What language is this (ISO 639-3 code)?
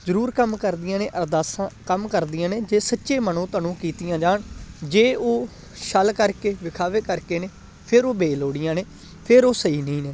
pan